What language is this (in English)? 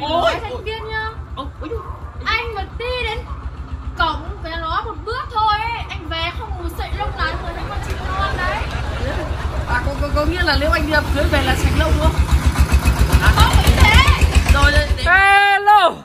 Vietnamese